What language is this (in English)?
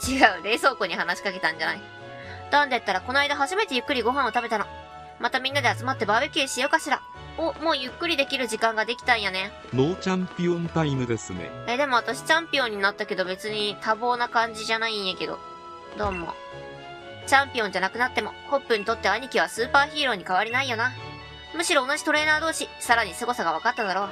Japanese